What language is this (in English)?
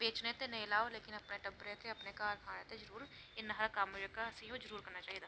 Dogri